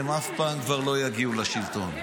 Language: Hebrew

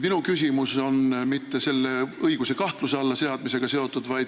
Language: Estonian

